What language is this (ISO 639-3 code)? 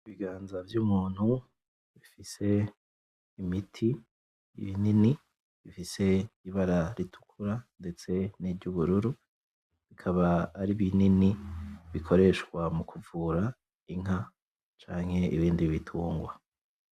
run